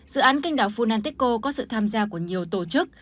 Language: Vietnamese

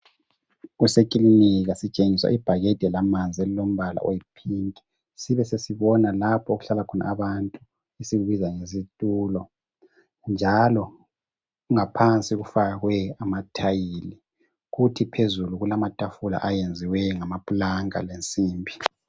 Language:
North Ndebele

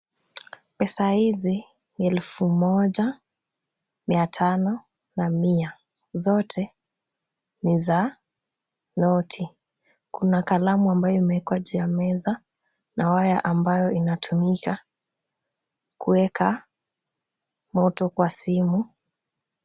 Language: Swahili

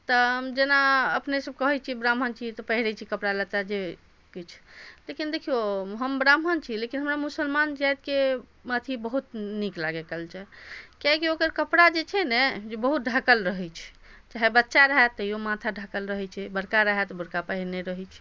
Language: Maithili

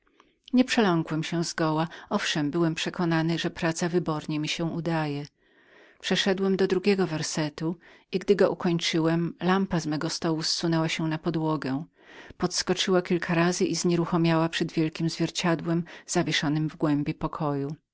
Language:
Polish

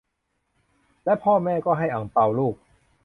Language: Thai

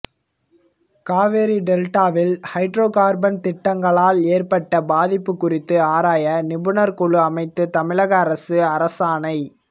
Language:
Tamil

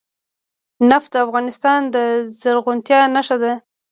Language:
Pashto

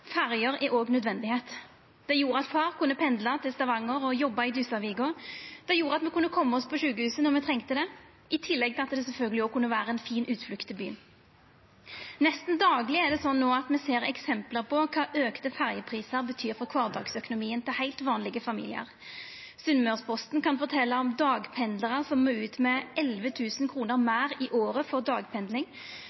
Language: Norwegian Nynorsk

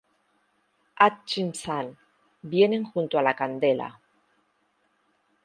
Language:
Spanish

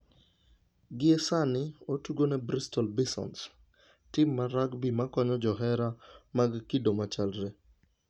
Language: Luo (Kenya and Tanzania)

